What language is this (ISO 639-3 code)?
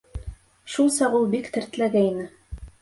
bak